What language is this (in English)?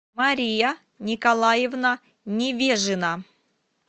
Russian